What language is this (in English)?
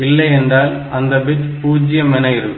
Tamil